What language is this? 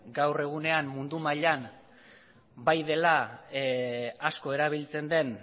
Basque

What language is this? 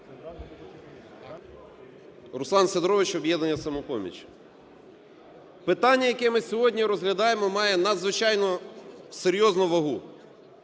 Ukrainian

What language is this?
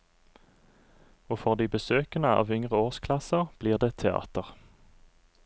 Norwegian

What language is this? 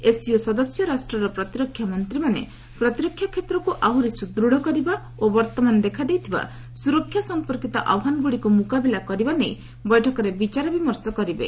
Odia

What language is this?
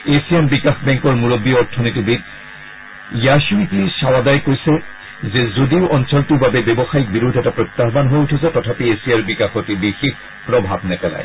Assamese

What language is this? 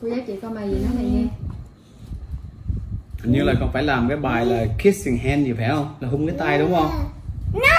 Vietnamese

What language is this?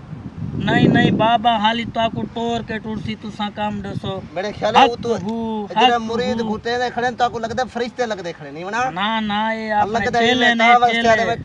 Uyghur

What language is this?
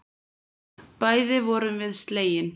Icelandic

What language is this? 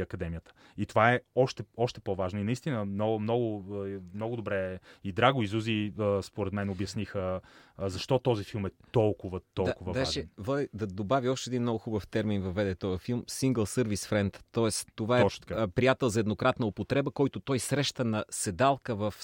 Bulgarian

